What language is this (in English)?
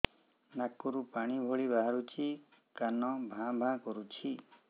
Odia